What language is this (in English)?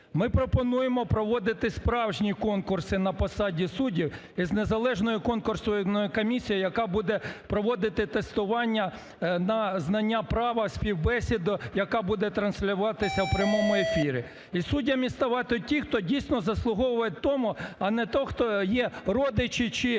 Ukrainian